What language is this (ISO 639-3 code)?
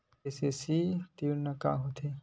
hne